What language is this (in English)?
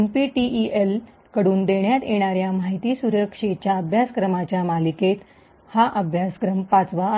Marathi